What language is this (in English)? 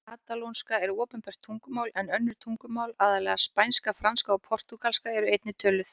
Icelandic